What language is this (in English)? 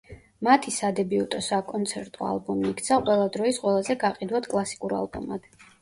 Georgian